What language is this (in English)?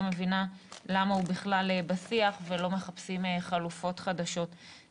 Hebrew